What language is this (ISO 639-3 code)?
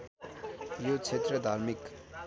nep